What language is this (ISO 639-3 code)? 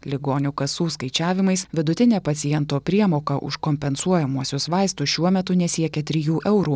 lit